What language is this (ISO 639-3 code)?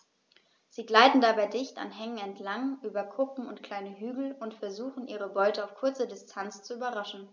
deu